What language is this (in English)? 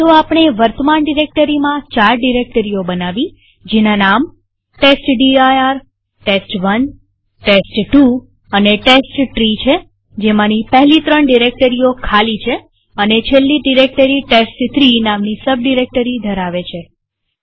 Gujarati